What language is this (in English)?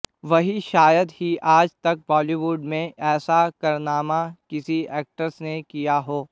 Hindi